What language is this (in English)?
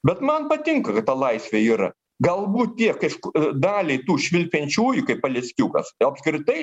Lithuanian